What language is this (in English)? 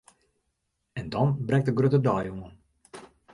Western Frisian